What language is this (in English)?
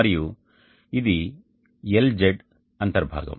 Telugu